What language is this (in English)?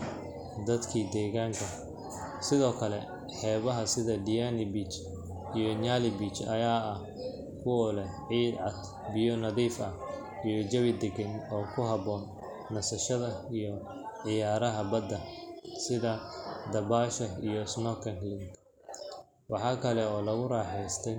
Somali